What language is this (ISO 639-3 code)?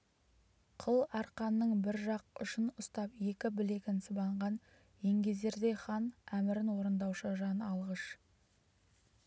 kaz